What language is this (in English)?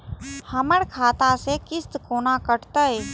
Maithili